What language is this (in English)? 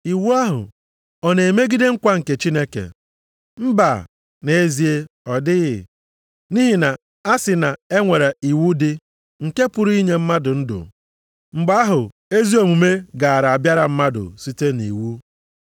Igbo